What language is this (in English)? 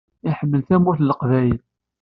Kabyle